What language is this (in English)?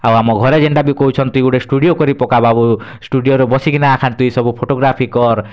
Odia